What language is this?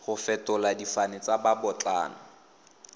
Tswana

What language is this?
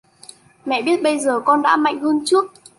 Vietnamese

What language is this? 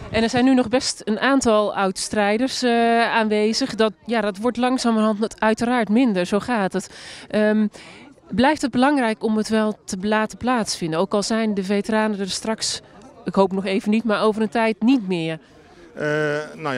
Dutch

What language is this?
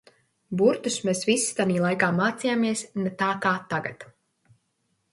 Latvian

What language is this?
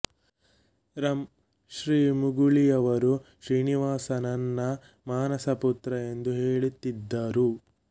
Kannada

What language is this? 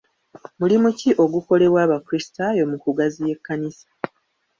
Ganda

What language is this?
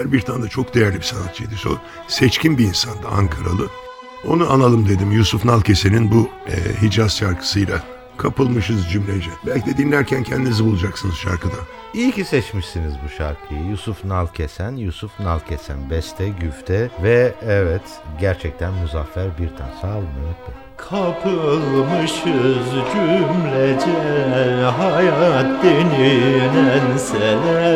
Turkish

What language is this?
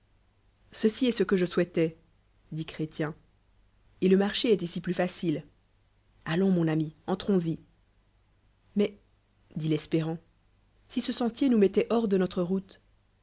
French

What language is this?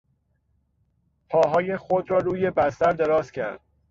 Persian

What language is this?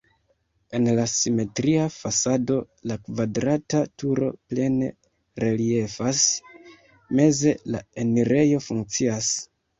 Esperanto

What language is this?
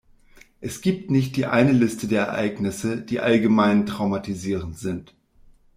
German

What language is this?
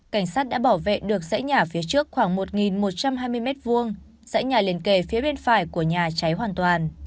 Vietnamese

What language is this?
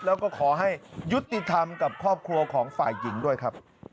Thai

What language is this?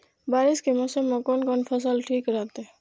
Maithili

